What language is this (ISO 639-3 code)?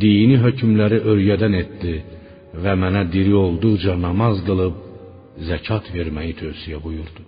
fas